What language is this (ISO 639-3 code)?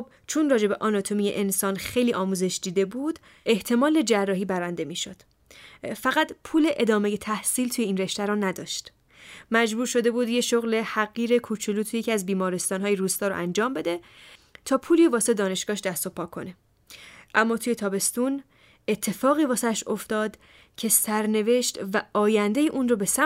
fas